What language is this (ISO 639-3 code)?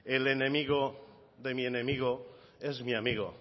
spa